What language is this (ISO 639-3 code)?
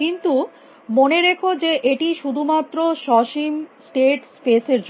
ben